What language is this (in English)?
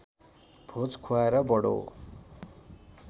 Nepali